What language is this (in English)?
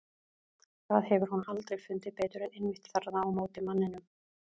Icelandic